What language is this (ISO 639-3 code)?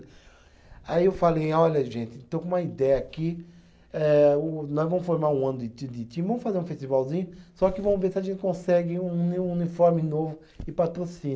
por